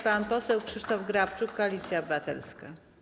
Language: Polish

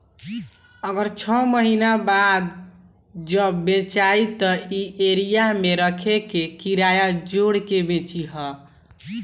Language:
Bhojpuri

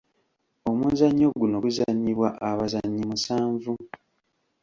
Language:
Ganda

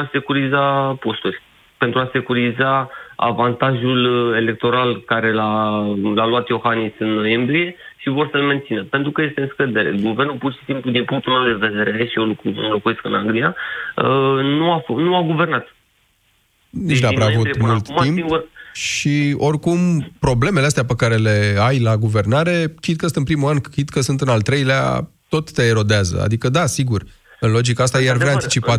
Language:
Romanian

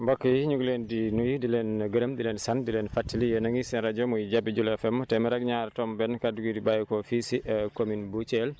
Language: Wolof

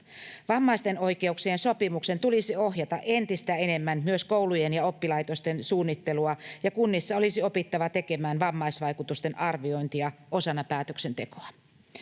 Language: Finnish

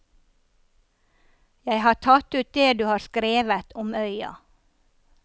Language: Norwegian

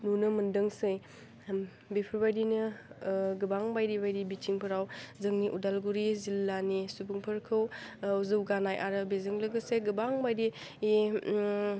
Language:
Bodo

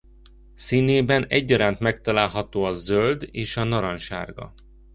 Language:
Hungarian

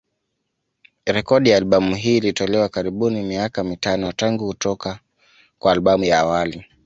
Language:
Swahili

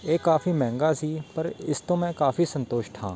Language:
Punjabi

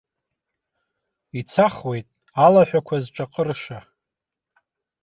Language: Abkhazian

